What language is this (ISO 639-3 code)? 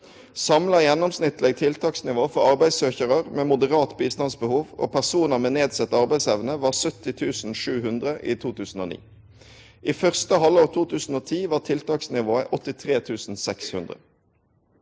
nor